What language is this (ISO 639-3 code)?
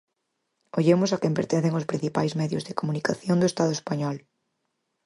glg